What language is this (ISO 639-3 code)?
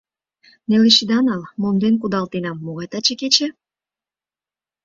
chm